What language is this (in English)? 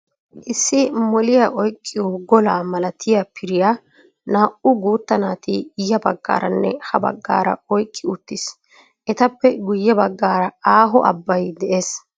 Wolaytta